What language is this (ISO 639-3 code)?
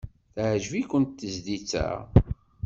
kab